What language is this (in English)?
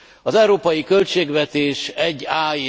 Hungarian